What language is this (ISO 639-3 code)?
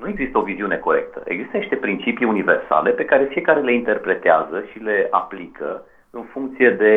ron